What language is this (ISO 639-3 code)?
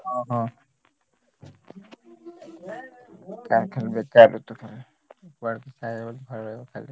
ori